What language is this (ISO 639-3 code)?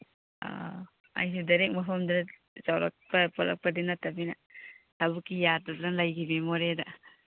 mni